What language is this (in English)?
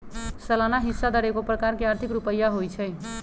Magahi